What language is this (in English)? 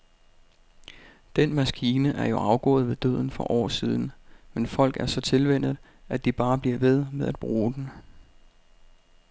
Danish